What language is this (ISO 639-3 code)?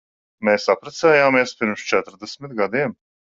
lav